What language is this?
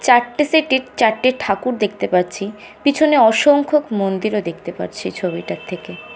Bangla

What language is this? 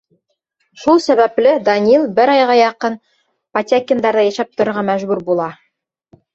Bashkir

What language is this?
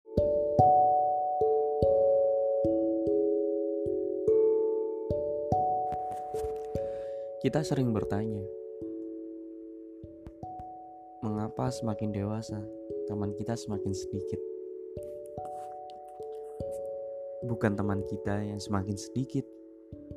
Indonesian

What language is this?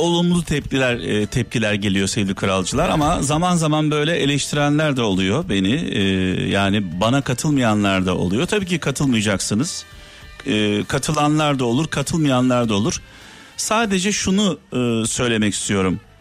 Turkish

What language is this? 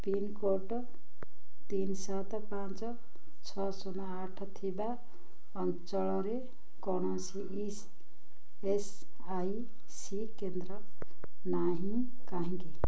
Odia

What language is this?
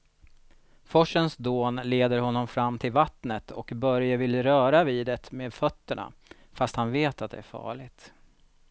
Swedish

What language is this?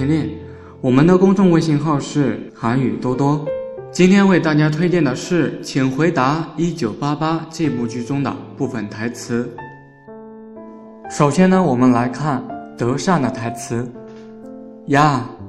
Chinese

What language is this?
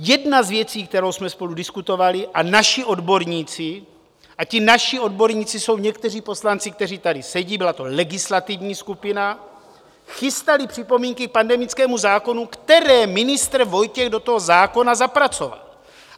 Czech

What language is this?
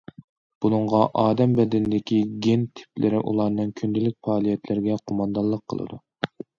Uyghur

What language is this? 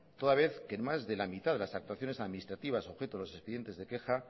Spanish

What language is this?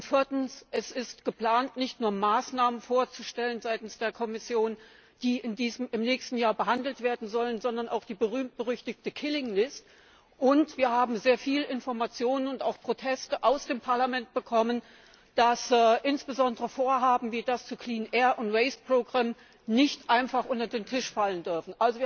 German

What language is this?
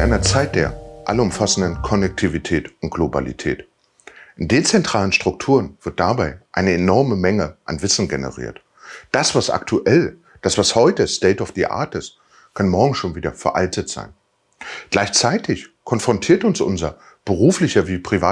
German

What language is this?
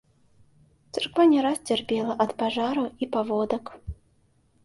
Belarusian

